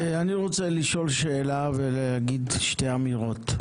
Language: Hebrew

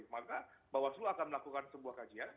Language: Indonesian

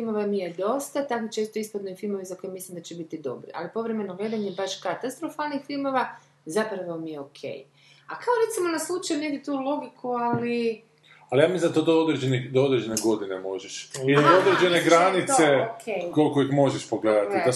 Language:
Croatian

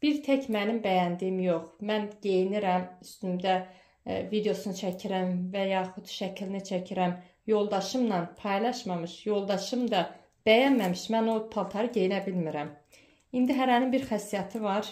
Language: Turkish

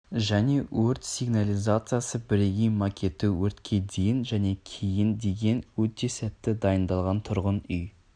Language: Kazakh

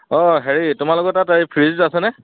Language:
Assamese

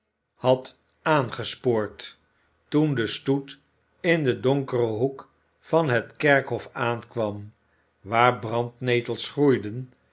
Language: Dutch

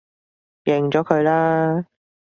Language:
Cantonese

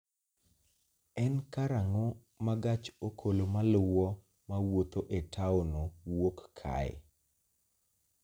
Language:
Luo (Kenya and Tanzania)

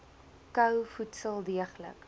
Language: Afrikaans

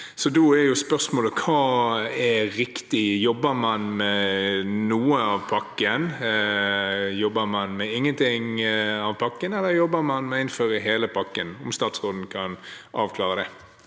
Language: Norwegian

